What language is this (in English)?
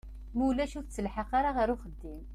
Kabyle